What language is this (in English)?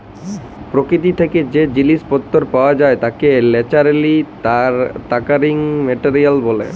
Bangla